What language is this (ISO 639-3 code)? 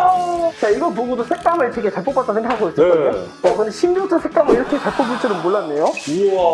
kor